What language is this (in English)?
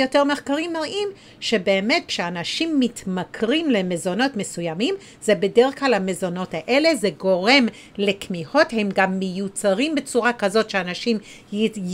Hebrew